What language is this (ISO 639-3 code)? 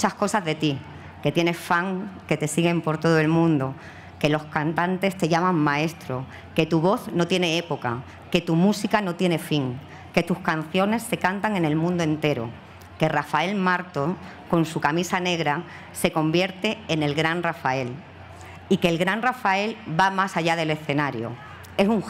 spa